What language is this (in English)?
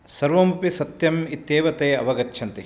Sanskrit